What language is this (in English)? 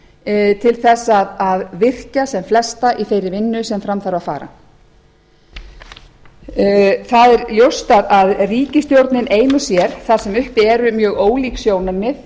Icelandic